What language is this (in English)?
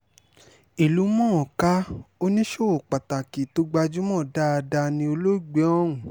Yoruba